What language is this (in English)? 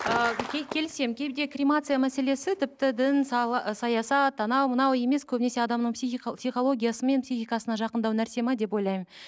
Kazakh